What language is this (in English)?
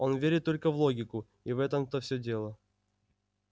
Russian